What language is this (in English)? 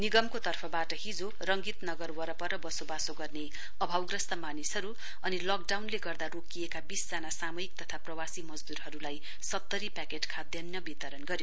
Nepali